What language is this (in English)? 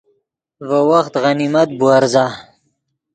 Yidgha